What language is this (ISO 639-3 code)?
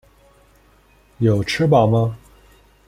zho